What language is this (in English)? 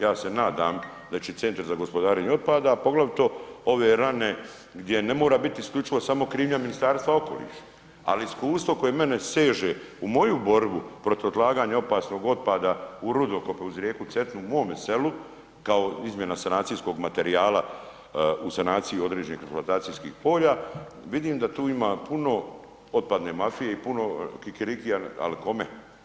Croatian